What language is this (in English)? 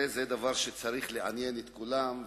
Hebrew